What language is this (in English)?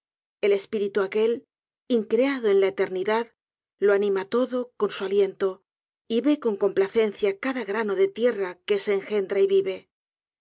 Spanish